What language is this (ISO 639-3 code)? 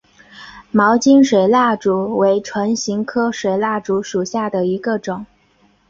zho